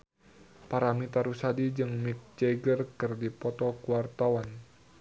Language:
Sundanese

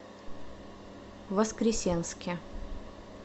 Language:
Russian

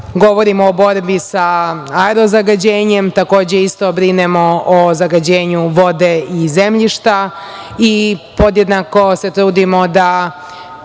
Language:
Serbian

